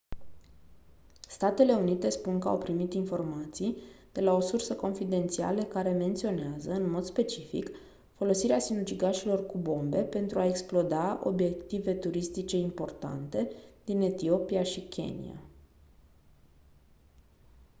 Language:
Romanian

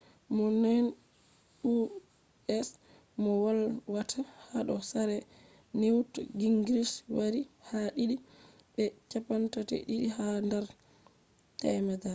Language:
Fula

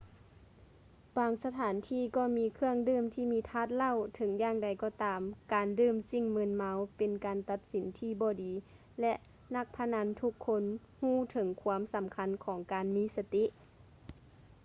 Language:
Lao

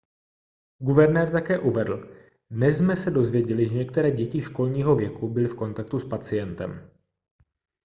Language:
Czech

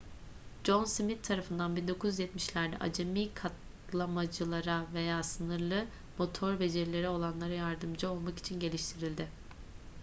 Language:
Turkish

